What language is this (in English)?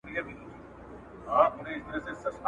Pashto